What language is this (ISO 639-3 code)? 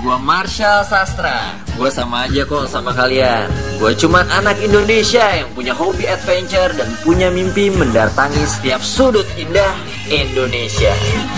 ind